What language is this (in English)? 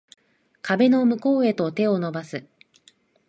Japanese